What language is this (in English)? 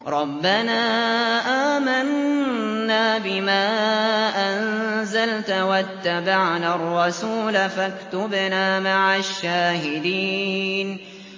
Arabic